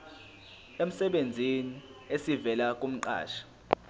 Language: Zulu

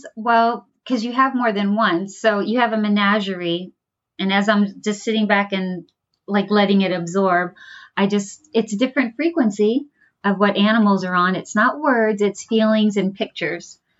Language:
English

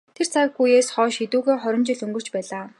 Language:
Mongolian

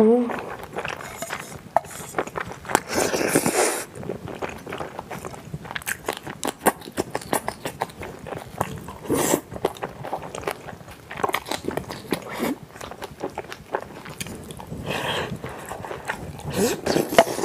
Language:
Korean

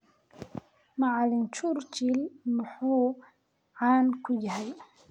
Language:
Somali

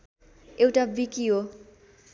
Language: Nepali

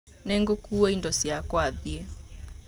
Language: Kikuyu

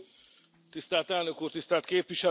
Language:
Hungarian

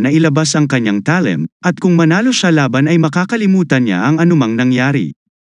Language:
Filipino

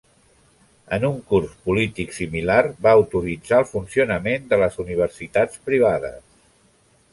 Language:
Catalan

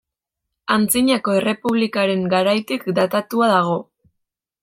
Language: Basque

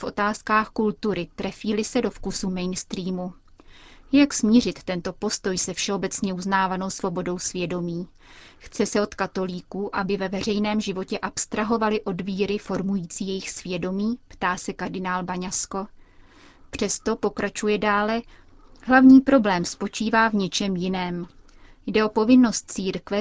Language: Czech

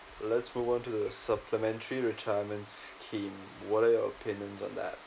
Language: English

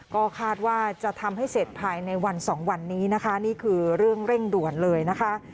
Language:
Thai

